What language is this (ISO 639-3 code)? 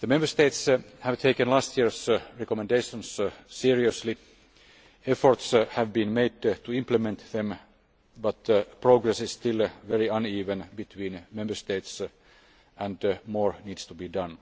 eng